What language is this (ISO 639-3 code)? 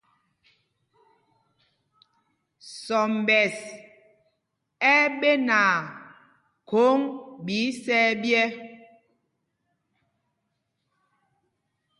mgg